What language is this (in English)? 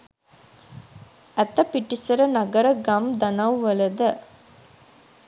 Sinhala